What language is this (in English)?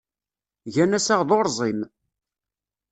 Kabyle